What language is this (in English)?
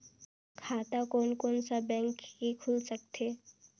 Chhattisgarhi